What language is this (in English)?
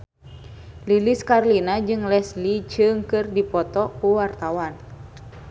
Sundanese